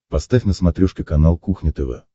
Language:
Russian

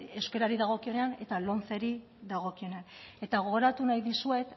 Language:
Basque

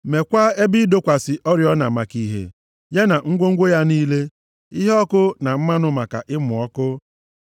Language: Igbo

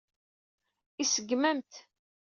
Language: Kabyle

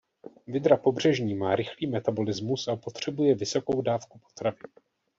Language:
Czech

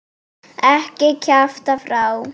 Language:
Icelandic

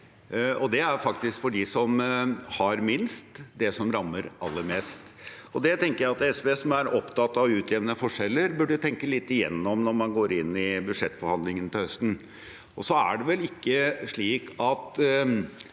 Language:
Norwegian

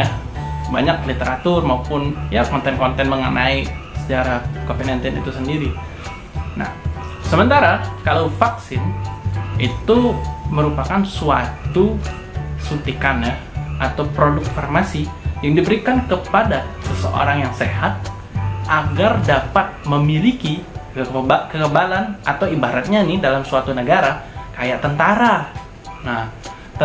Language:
Indonesian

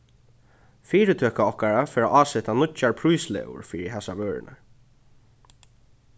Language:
Faroese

